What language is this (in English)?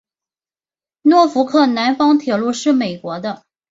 Chinese